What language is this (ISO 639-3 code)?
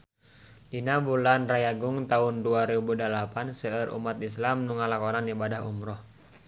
sun